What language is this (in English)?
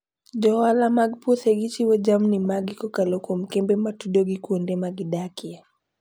Luo (Kenya and Tanzania)